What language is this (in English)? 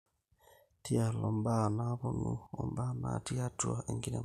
Masai